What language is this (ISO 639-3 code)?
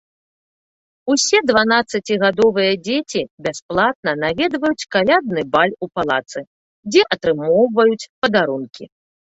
bel